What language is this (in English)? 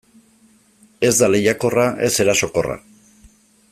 Basque